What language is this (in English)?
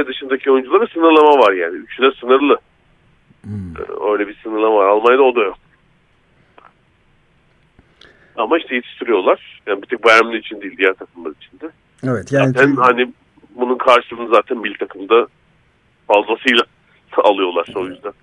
Turkish